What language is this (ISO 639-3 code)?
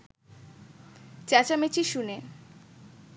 ben